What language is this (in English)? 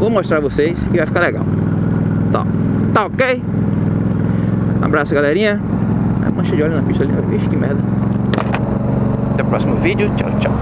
Portuguese